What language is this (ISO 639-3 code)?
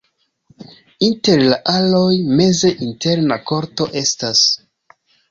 epo